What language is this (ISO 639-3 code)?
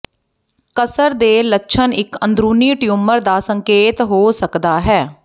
pan